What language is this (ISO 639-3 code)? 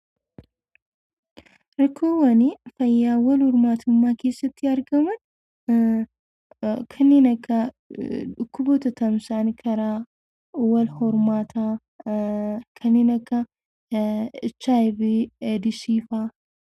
orm